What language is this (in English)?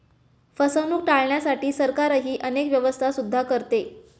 Marathi